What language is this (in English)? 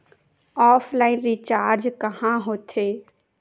Chhattisgarhi